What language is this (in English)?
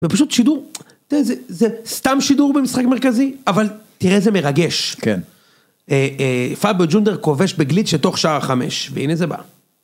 Hebrew